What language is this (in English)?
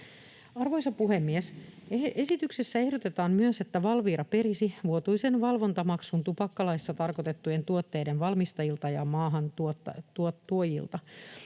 Finnish